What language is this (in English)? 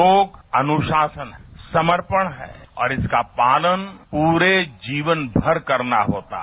Hindi